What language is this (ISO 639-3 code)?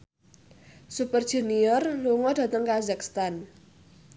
jav